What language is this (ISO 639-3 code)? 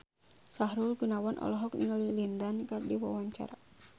sun